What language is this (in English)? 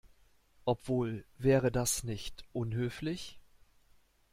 German